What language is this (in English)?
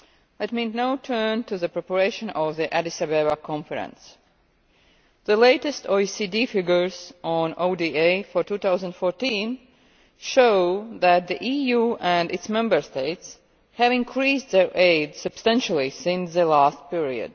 English